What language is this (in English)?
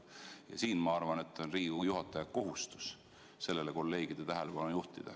Estonian